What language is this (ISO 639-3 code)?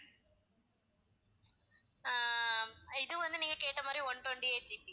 tam